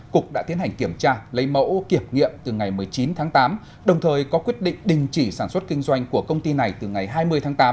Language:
Vietnamese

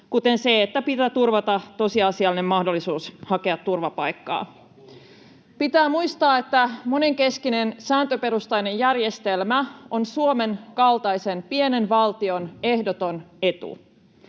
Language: Finnish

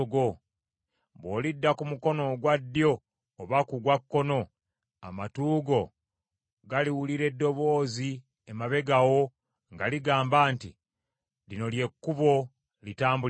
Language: Ganda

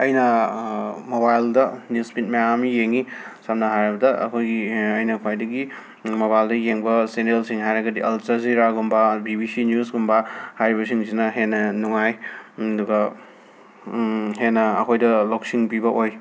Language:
Manipuri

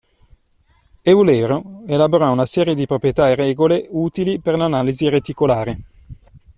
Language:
Italian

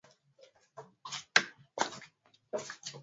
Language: Swahili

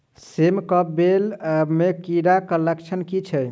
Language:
Maithili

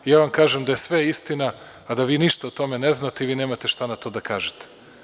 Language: Serbian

